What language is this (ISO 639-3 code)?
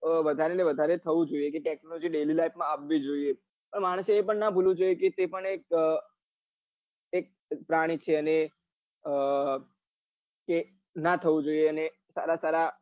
guj